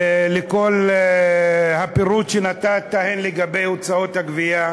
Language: Hebrew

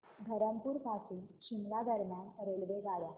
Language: Marathi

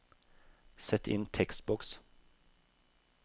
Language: Norwegian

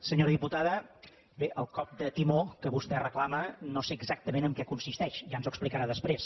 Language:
Catalan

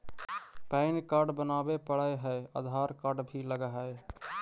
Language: Magahi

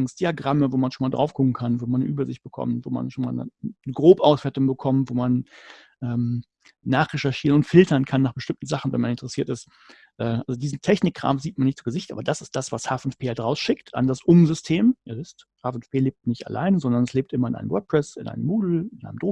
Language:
German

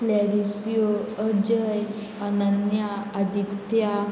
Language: Konkani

